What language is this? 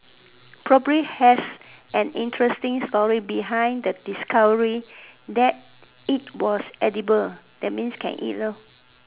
English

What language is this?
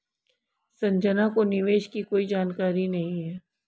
Hindi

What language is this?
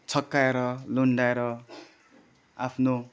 Nepali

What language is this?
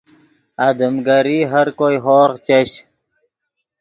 Yidgha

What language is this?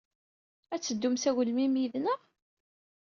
Kabyle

